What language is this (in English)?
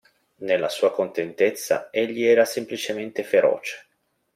Italian